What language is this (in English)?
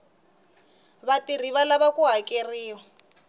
Tsonga